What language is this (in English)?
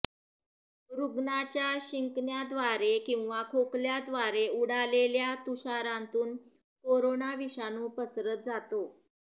Marathi